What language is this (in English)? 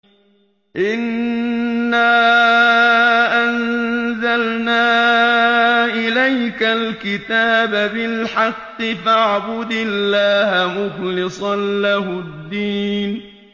Arabic